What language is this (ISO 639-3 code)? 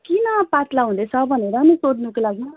nep